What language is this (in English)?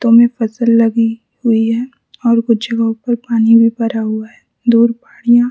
Hindi